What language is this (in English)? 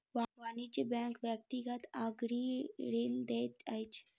Maithili